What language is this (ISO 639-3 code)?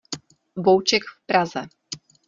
ces